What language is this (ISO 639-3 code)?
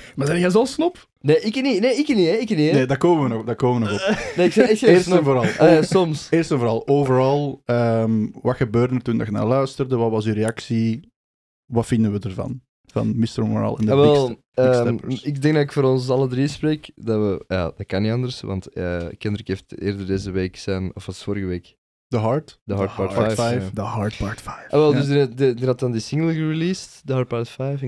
nld